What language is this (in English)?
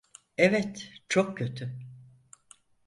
Turkish